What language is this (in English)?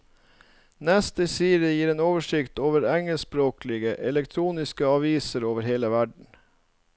Norwegian